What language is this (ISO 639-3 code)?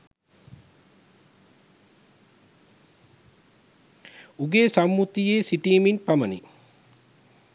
sin